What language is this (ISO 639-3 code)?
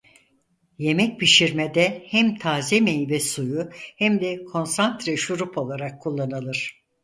tur